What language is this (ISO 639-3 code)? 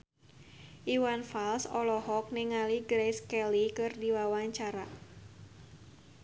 sun